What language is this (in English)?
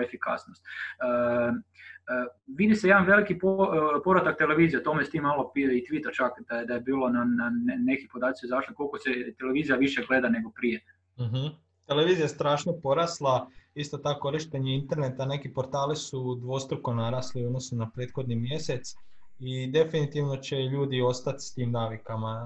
Croatian